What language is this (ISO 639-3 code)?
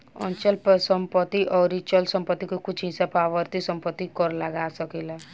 bho